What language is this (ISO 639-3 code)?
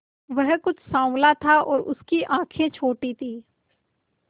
hin